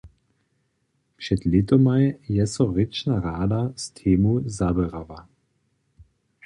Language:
Upper Sorbian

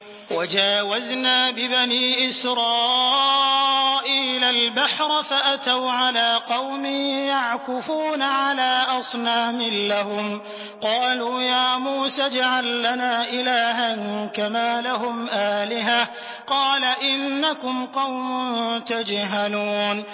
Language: Arabic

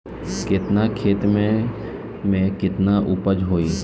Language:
Bhojpuri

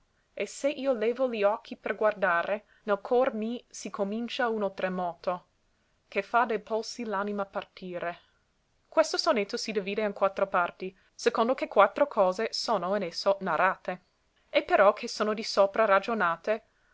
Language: Italian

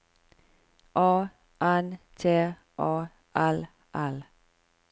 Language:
Norwegian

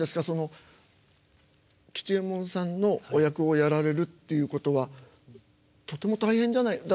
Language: Japanese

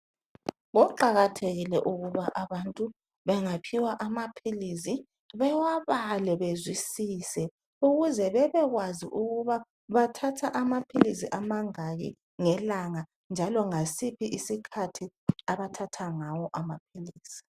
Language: North Ndebele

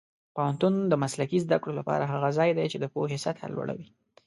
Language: Pashto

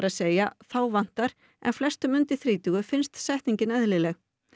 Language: Icelandic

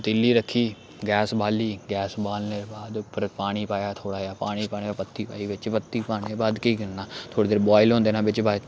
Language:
Dogri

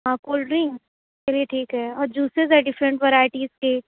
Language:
Urdu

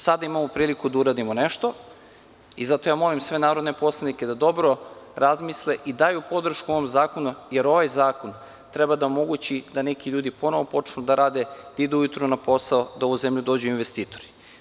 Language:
Serbian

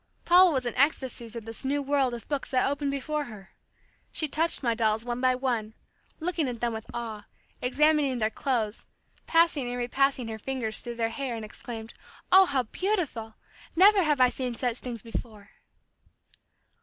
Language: English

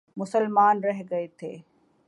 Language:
Urdu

